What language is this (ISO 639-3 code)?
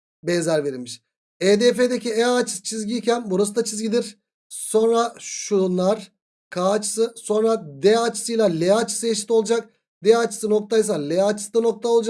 tur